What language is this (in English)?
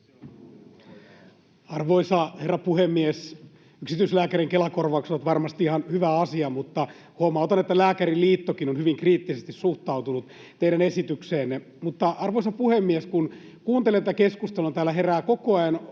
Finnish